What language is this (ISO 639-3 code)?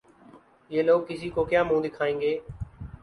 urd